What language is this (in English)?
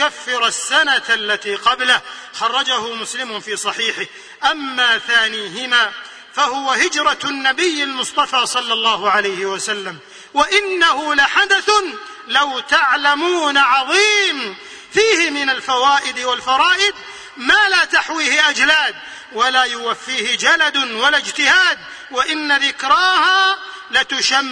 Arabic